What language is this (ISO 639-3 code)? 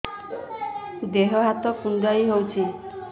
ori